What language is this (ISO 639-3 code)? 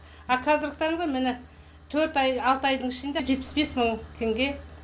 kaz